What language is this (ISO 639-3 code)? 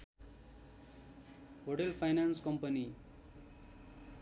nep